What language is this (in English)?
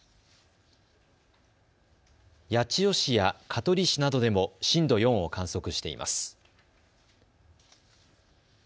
Japanese